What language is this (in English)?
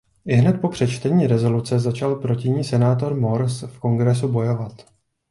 Czech